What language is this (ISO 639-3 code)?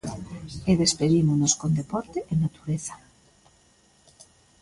glg